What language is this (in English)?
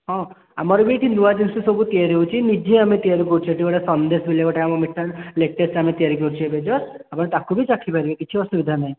Odia